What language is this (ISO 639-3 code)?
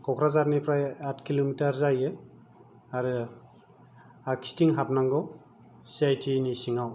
brx